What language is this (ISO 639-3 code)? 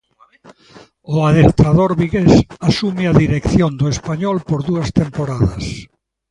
glg